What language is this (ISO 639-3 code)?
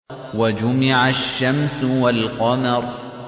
ara